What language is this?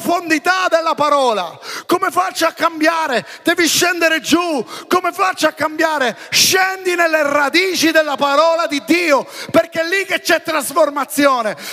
Italian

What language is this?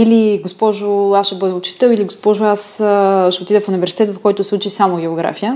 Bulgarian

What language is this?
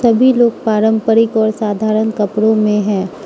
Hindi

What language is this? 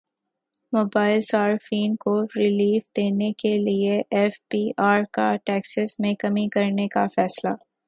Urdu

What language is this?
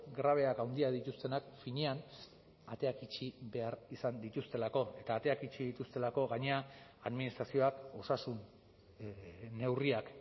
Basque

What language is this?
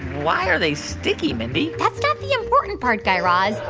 English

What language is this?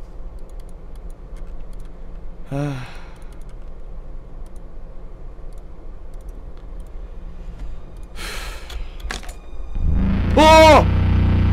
Korean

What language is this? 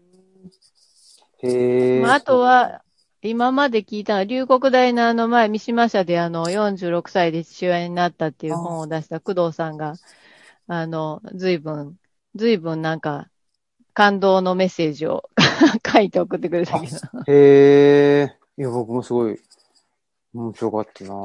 Japanese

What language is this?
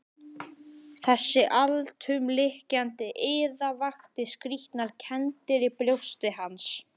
Icelandic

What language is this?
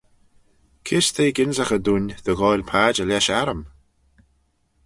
Manx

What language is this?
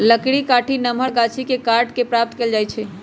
Magahi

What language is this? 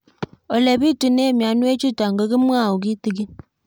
Kalenjin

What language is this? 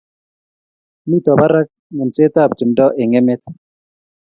Kalenjin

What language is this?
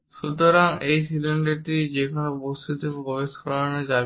Bangla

